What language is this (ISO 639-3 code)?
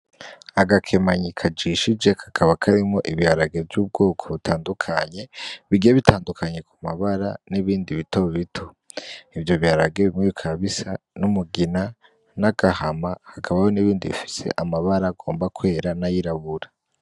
run